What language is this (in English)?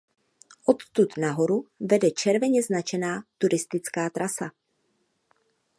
Czech